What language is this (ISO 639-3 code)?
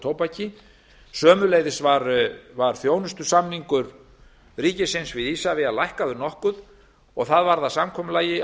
isl